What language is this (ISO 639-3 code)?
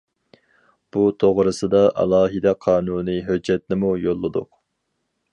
uig